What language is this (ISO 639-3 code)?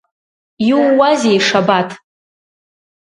abk